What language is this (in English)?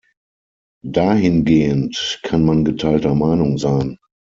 German